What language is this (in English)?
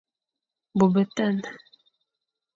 Fang